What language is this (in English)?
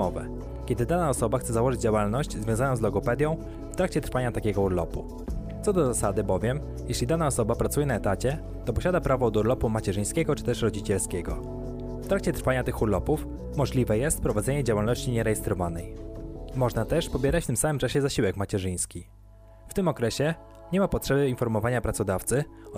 Polish